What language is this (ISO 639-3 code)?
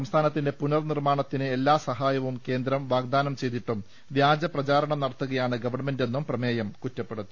mal